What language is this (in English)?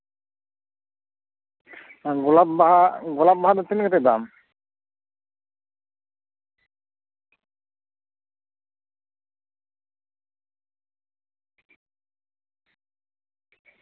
Santali